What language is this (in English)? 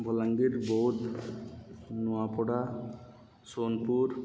Odia